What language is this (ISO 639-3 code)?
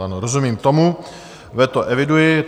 ces